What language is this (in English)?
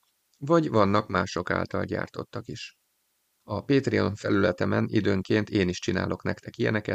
Hungarian